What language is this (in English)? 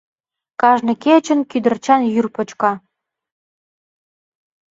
Mari